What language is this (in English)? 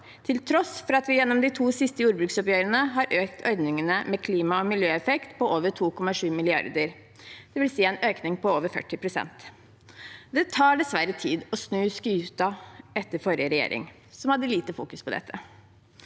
Norwegian